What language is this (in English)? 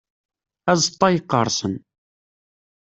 Kabyle